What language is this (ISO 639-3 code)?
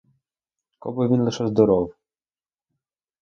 ukr